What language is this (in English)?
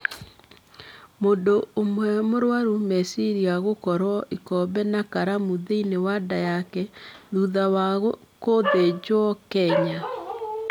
Kikuyu